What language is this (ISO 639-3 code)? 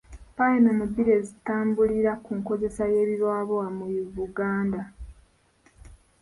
lug